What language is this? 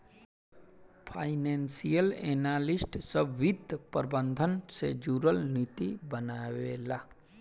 Bhojpuri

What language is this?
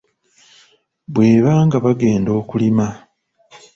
Ganda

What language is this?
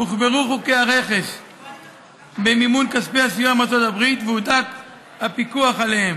Hebrew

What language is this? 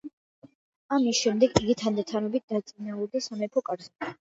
Georgian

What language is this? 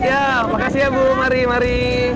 Indonesian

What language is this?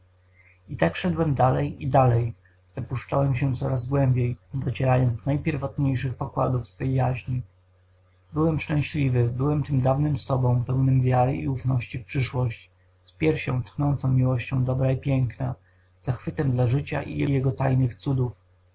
Polish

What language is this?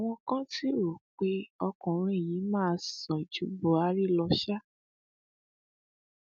Yoruba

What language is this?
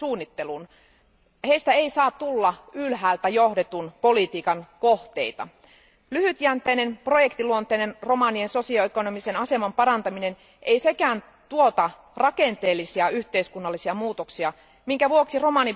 Finnish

